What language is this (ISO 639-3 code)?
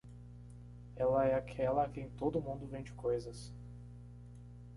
por